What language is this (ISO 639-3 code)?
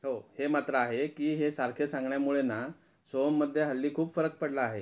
mar